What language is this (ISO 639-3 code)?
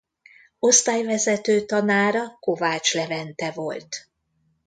hun